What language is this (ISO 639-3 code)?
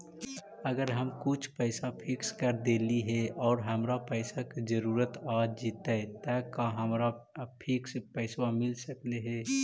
mag